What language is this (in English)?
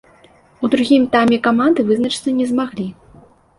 Belarusian